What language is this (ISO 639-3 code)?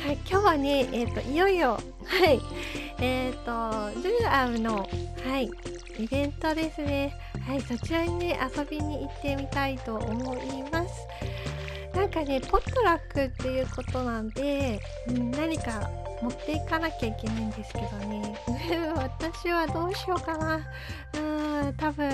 jpn